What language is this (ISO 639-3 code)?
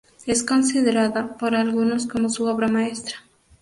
spa